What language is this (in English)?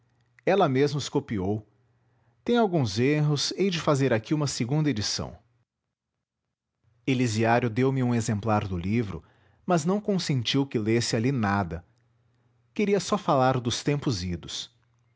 Portuguese